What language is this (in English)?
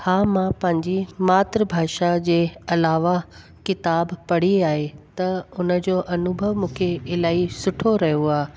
Sindhi